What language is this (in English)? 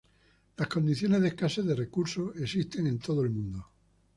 Spanish